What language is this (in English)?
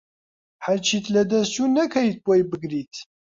Central Kurdish